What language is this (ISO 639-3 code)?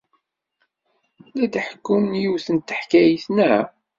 kab